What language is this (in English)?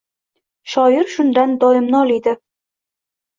Uzbek